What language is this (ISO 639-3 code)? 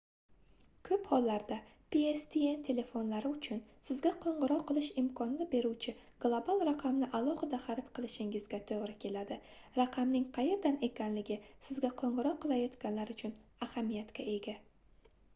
uzb